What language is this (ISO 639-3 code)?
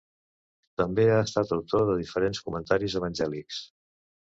cat